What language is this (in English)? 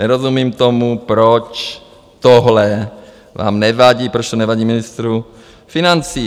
Czech